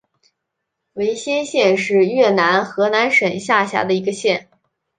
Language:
Chinese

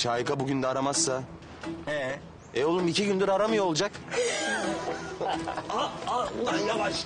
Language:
Turkish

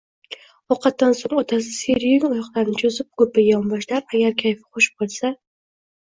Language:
Uzbek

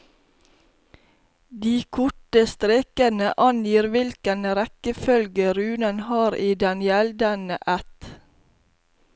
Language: Norwegian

